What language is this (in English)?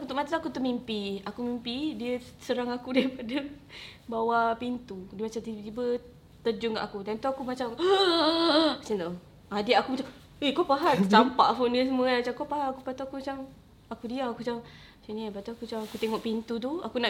Malay